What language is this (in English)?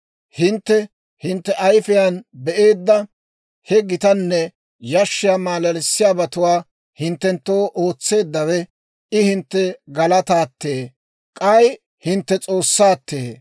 Dawro